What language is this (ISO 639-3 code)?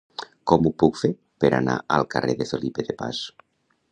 cat